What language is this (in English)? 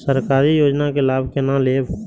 Maithili